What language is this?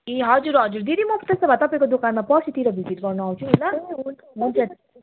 Nepali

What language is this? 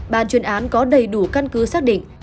Vietnamese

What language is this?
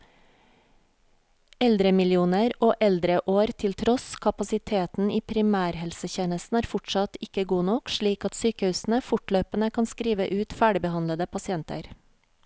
Norwegian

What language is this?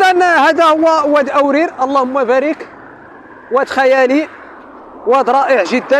Arabic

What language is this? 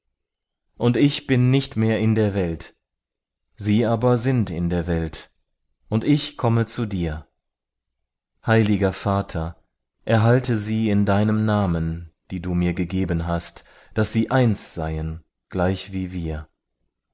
German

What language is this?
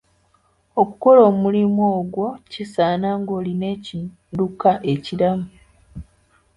Ganda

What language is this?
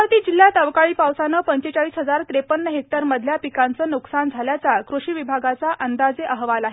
Marathi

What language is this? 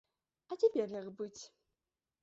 Belarusian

